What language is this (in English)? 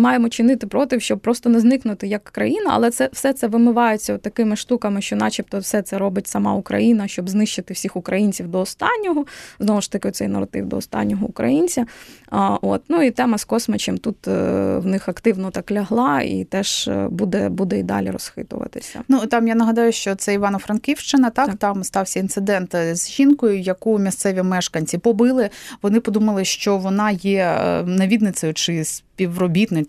Ukrainian